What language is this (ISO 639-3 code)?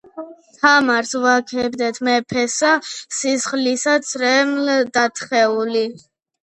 kat